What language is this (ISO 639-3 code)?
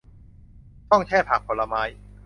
tha